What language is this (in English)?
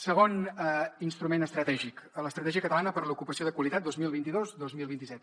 Catalan